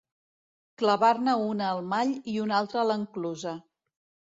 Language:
Catalan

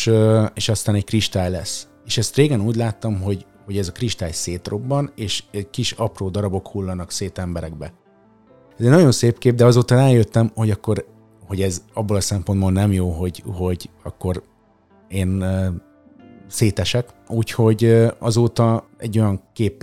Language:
Hungarian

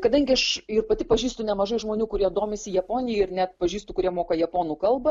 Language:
Lithuanian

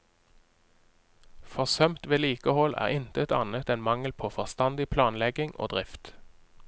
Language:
Norwegian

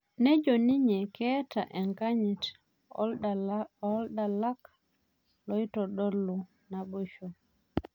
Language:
Masai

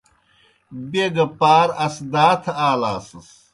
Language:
Kohistani Shina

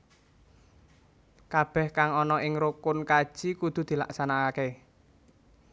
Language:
Javanese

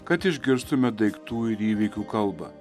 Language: Lithuanian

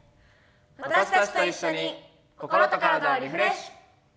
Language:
Japanese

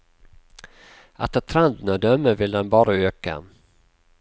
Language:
Norwegian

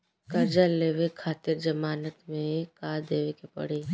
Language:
Bhojpuri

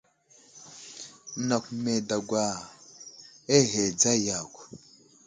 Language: Wuzlam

